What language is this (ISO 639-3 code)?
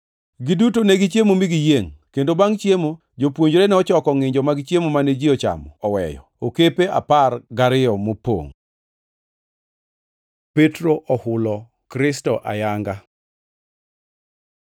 luo